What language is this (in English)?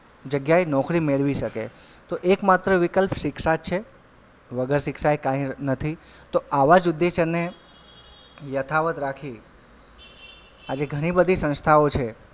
Gujarati